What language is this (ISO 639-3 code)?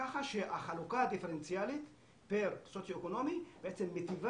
heb